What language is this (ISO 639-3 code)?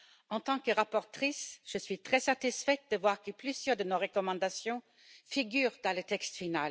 fra